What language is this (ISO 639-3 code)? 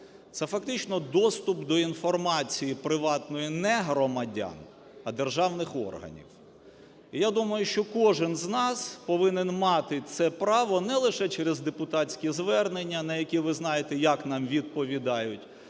ukr